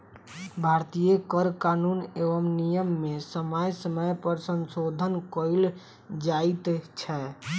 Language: Maithili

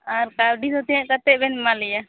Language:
Santali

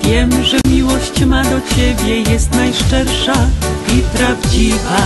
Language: Polish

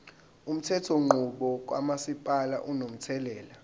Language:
Zulu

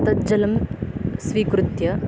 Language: Sanskrit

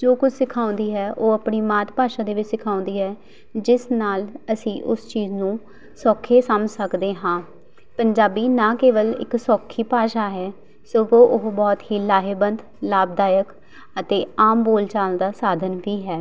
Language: Punjabi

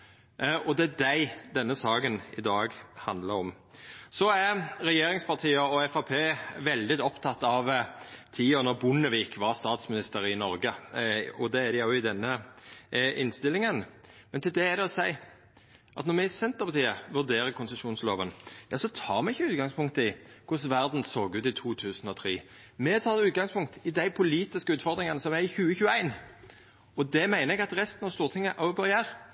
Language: Norwegian Nynorsk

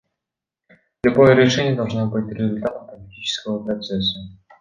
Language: Russian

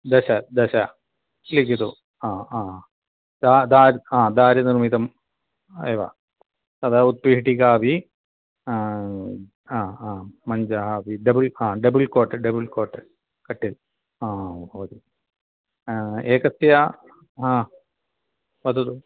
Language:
Sanskrit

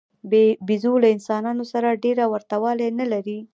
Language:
Pashto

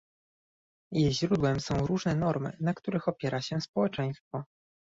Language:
Polish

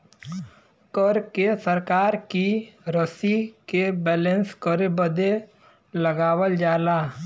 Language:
Bhojpuri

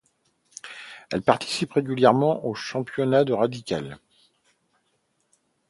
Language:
French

